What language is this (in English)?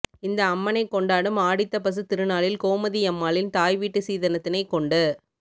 Tamil